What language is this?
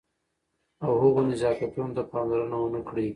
Pashto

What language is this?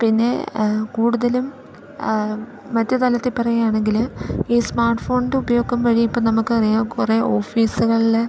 Malayalam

